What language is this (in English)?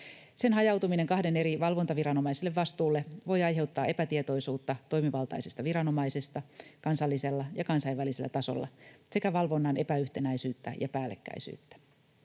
Finnish